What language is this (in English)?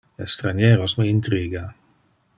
Interlingua